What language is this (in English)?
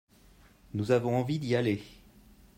French